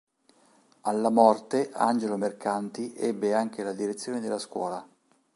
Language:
Italian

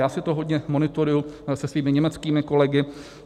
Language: Czech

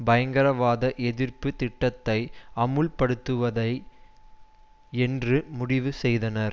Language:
Tamil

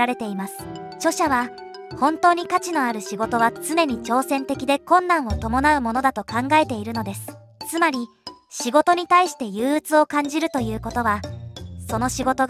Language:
Japanese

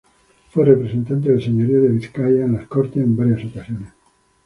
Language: Spanish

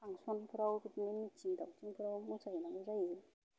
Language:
Bodo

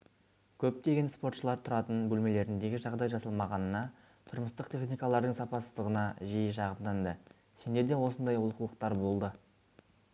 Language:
Kazakh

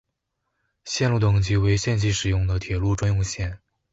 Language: Chinese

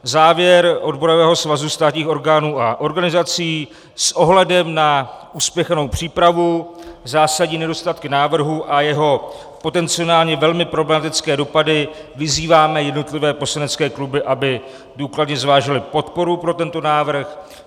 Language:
Czech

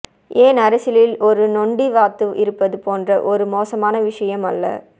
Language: Tamil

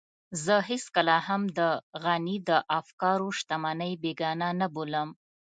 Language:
Pashto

